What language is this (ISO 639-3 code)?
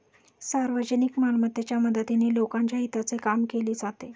mar